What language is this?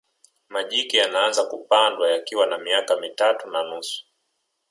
Swahili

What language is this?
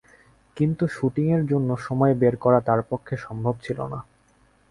Bangla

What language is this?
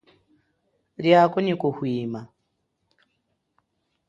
Chokwe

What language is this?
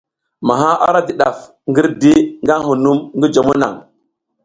South Giziga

